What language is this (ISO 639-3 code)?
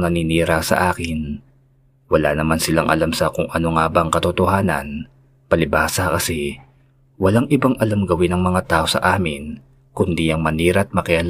fil